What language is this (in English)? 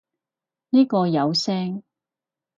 Cantonese